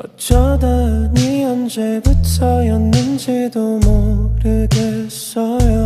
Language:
Korean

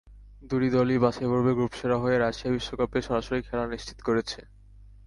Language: Bangla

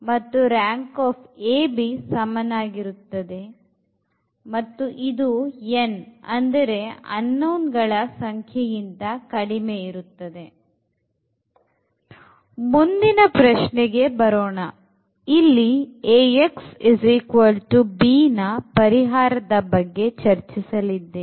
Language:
Kannada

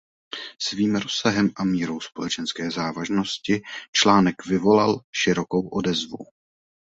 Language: Czech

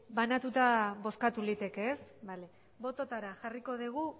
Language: Basque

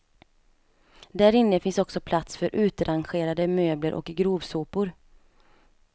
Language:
Swedish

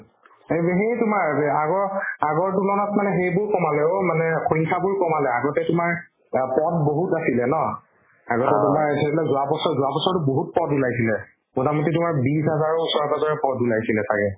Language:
Assamese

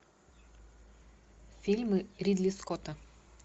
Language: Russian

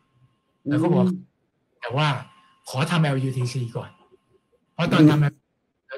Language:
Thai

